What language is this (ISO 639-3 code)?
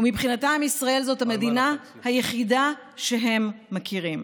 heb